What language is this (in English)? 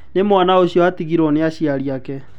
Kikuyu